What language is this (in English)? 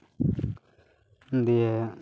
Santali